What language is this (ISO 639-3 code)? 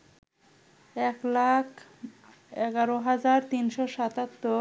ben